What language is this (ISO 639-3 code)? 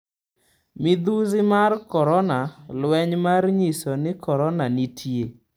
luo